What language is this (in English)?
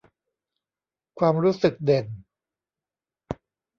Thai